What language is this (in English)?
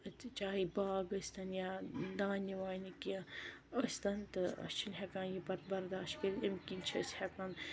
Kashmiri